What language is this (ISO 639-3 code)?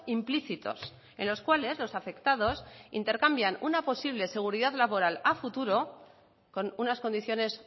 spa